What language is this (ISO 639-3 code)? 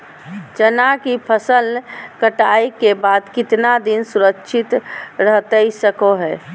mag